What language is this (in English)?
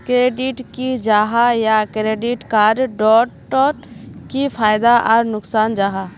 Magahi